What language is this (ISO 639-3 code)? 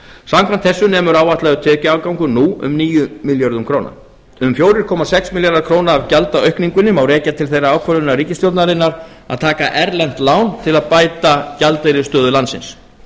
isl